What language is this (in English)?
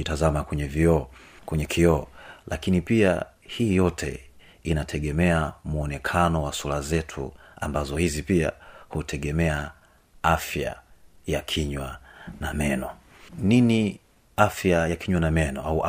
Swahili